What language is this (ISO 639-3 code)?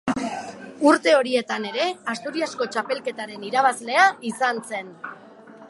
eus